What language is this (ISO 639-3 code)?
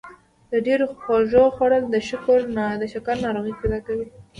pus